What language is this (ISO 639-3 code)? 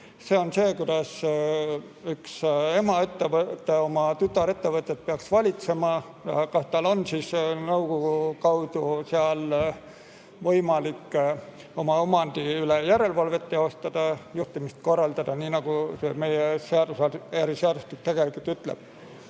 est